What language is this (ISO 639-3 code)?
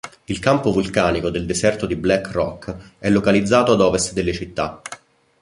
ita